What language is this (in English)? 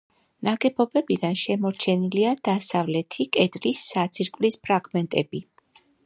Georgian